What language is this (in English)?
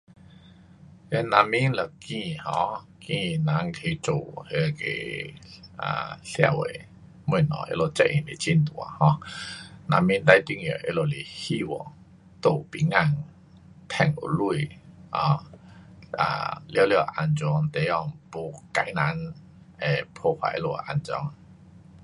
Pu-Xian Chinese